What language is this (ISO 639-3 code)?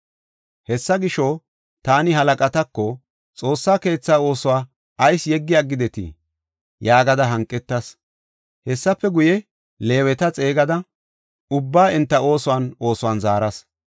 gof